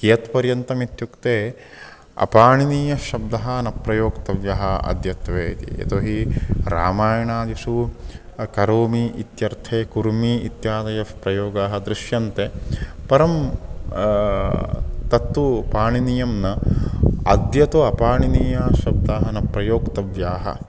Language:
Sanskrit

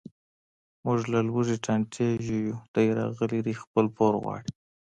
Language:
Pashto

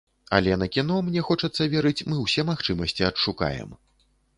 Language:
Belarusian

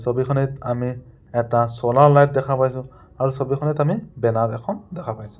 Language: Assamese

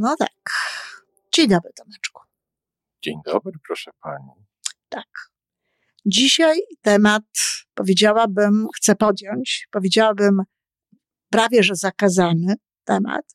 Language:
Polish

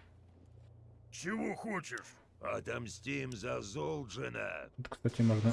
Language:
Russian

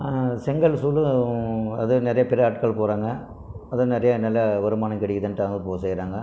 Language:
Tamil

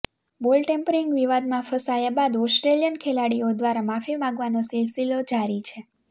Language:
Gujarati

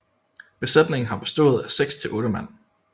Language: Danish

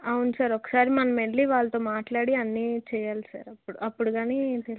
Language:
Telugu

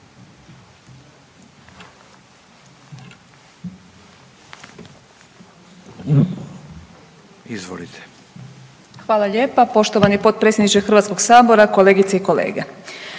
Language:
Croatian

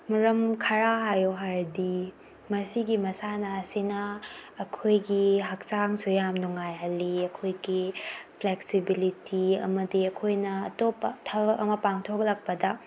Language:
Manipuri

